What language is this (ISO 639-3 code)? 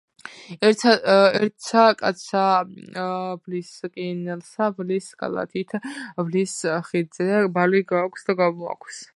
kat